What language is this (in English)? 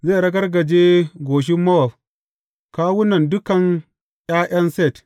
Hausa